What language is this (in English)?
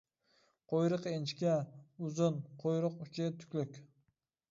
Uyghur